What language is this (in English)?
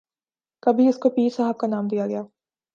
Urdu